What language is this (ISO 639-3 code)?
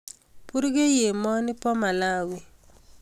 kln